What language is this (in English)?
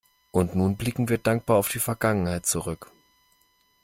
German